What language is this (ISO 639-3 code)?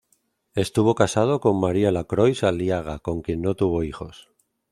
spa